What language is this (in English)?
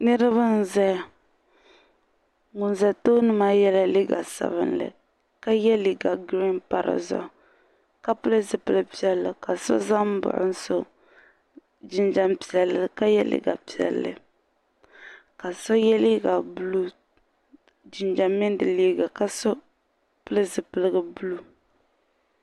Dagbani